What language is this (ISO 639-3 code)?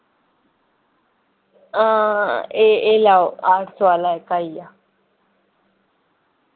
doi